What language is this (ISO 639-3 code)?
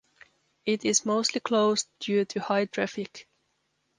eng